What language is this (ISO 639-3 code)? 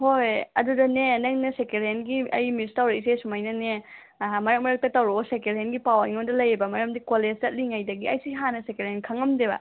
mni